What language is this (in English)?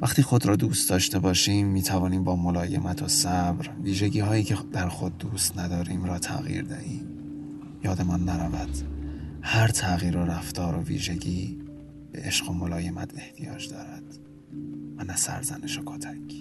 Persian